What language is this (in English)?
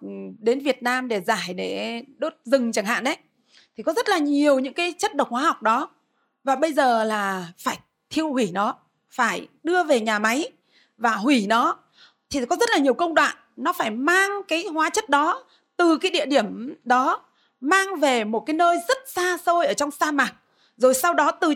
Vietnamese